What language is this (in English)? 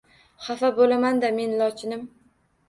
Uzbek